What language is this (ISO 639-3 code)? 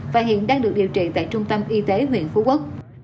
vie